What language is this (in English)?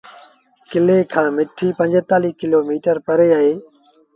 Sindhi Bhil